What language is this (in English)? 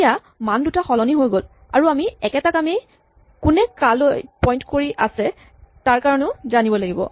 Assamese